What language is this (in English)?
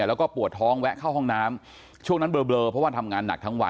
Thai